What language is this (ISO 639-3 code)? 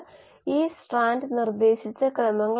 mal